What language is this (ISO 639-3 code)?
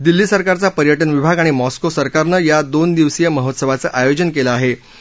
mar